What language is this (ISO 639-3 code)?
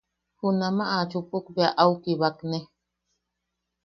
yaq